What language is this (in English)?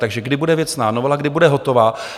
Czech